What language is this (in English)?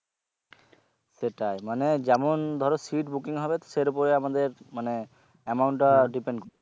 Bangla